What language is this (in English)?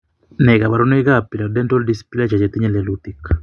Kalenjin